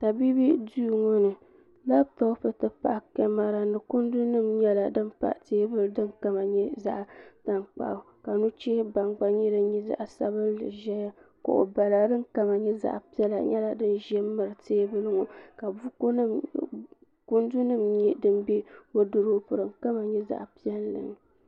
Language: Dagbani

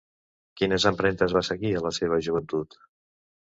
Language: Catalan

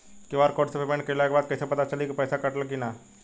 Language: Bhojpuri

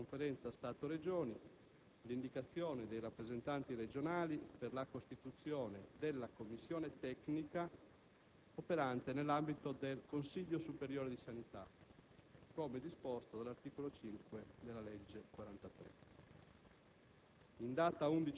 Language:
Italian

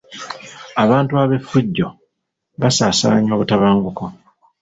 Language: Ganda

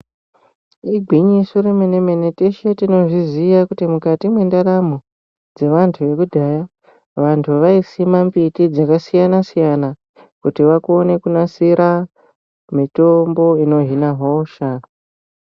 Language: Ndau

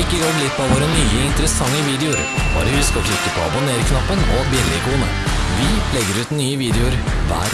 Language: Norwegian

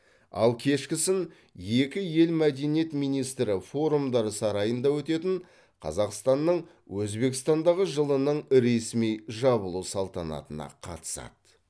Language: Kazakh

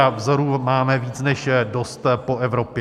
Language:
Czech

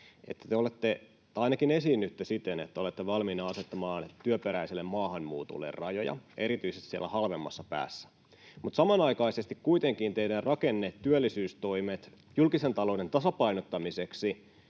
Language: Finnish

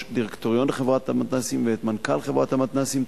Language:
Hebrew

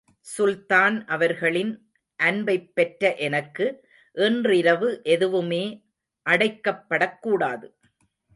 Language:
Tamil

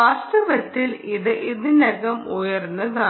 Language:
Malayalam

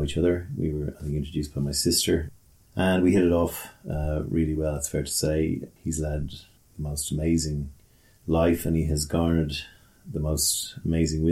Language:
English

